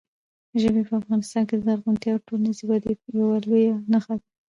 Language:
Pashto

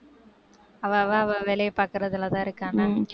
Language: Tamil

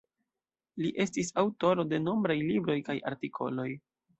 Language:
Esperanto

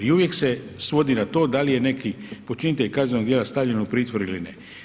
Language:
Croatian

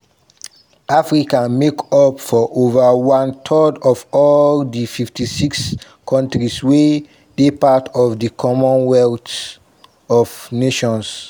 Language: Nigerian Pidgin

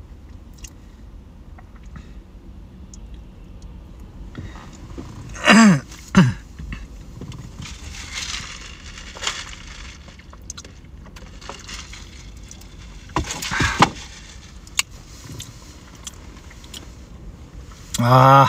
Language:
Japanese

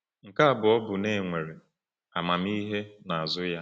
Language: Igbo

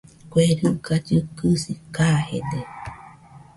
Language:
Nüpode Huitoto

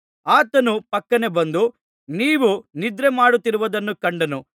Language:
Kannada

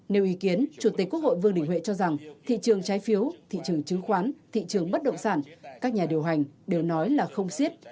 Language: Vietnamese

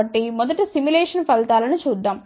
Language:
Telugu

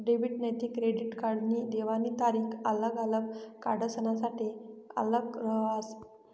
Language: Marathi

